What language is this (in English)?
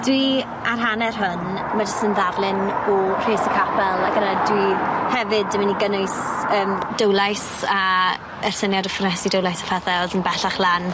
Welsh